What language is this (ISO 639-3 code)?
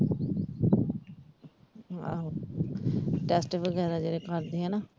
pan